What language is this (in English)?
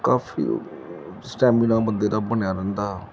Punjabi